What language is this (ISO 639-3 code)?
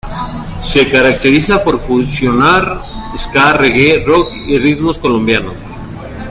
spa